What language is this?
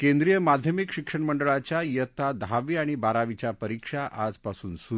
Marathi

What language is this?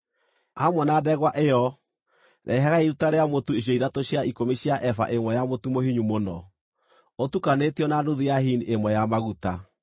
Kikuyu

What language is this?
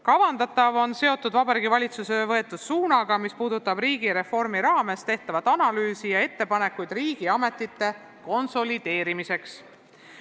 Estonian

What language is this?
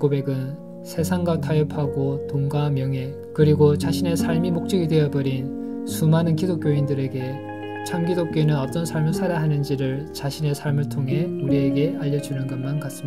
Korean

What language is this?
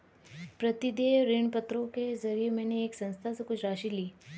Hindi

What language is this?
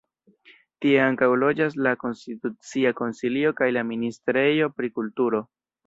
Esperanto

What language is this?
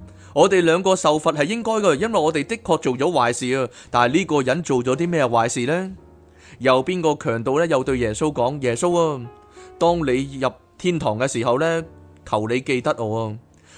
Chinese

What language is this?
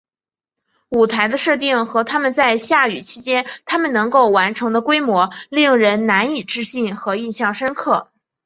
Chinese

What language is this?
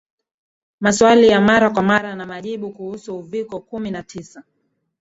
Swahili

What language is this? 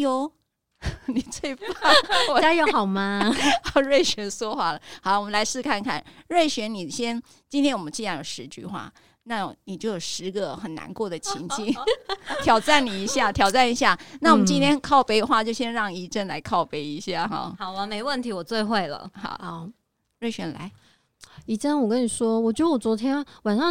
Chinese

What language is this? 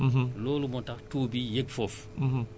Wolof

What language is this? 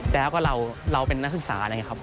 Thai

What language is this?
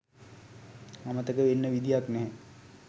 Sinhala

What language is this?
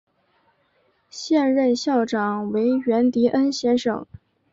Chinese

